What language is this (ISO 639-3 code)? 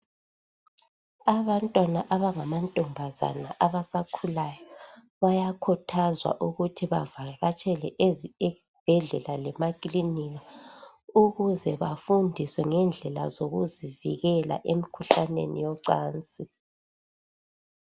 nde